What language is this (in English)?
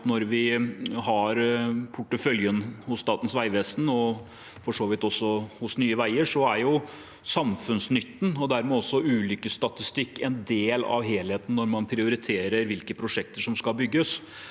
Norwegian